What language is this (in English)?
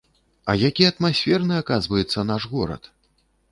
Belarusian